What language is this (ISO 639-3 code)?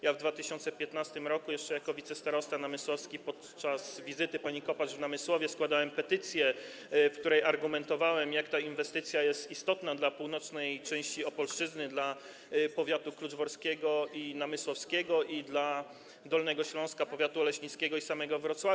pol